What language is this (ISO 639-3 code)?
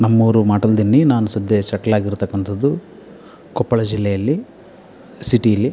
kan